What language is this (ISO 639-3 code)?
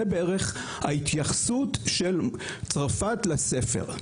heb